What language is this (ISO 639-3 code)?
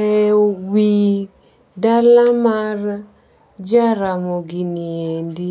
luo